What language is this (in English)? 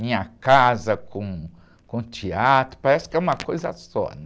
Portuguese